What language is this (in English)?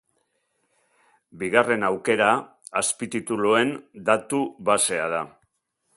Basque